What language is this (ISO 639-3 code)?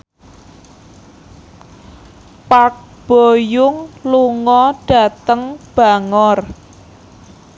jav